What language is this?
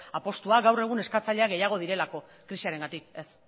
Basque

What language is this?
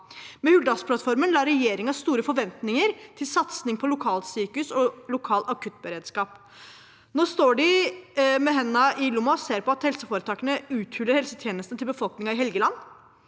Norwegian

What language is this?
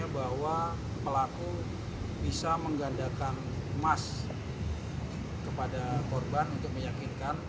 Indonesian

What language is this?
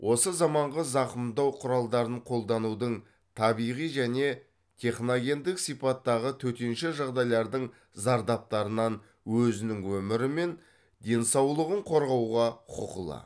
Kazakh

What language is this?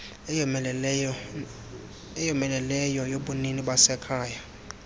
Xhosa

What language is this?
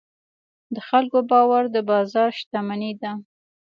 Pashto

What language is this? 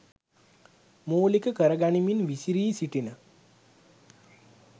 Sinhala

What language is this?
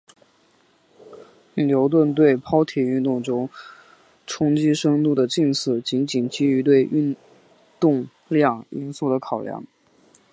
Chinese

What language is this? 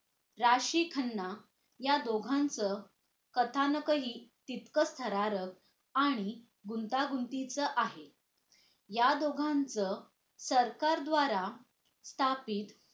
Marathi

